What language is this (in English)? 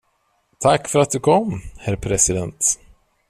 Swedish